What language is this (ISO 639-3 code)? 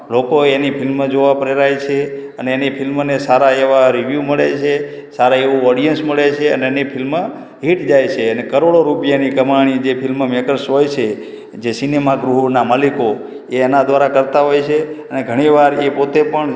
guj